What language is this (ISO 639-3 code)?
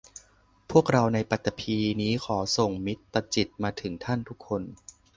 tha